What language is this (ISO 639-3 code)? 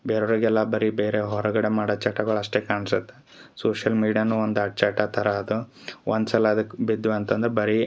kan